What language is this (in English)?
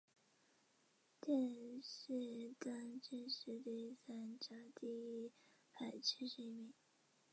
Chinese